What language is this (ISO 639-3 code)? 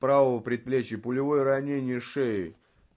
rus